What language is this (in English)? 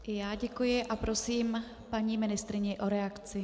Czech